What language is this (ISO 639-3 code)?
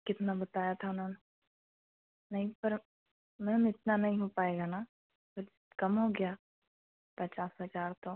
hin